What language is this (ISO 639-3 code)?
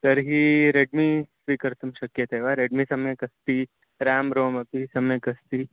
san